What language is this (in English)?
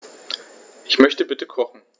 German